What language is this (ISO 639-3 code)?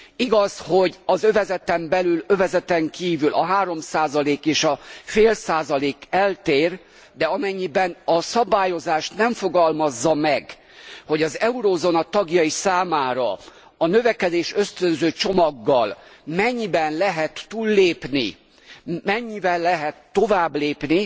hun